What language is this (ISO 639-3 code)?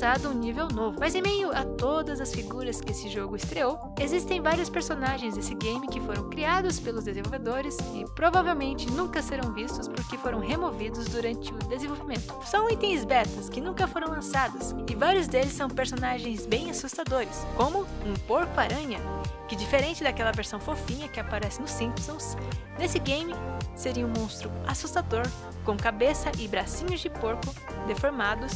por